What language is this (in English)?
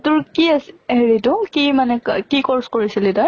Assamese